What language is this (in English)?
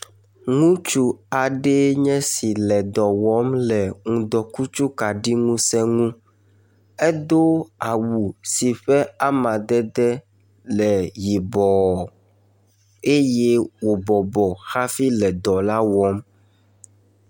Ewe